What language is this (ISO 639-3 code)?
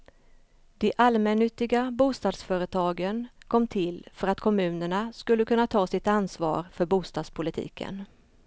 swe